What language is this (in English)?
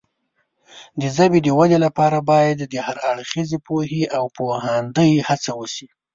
Pashto